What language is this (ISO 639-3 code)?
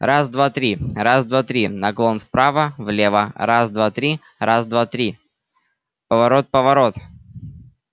rus